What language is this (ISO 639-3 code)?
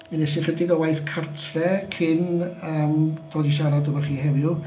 cym